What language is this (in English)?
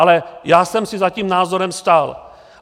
Czech